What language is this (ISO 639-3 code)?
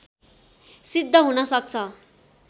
nep